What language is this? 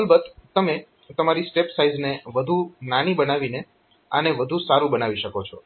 Gujarati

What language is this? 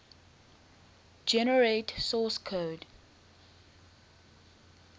English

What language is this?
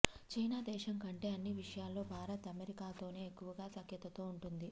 Telugu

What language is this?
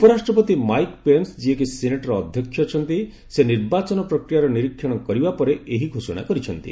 Odia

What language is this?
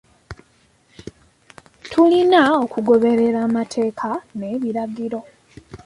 Ganda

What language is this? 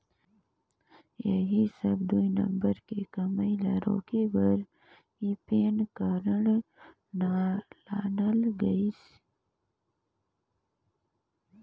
Chhattisgarhi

